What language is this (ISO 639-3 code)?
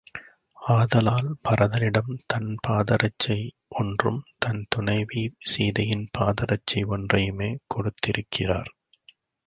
tam